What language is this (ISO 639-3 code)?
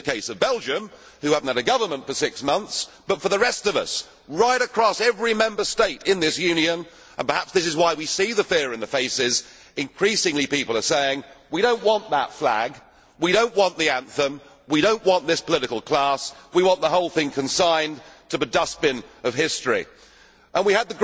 eng